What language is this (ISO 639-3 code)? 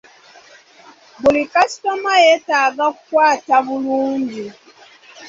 lug